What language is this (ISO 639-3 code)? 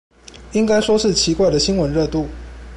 zho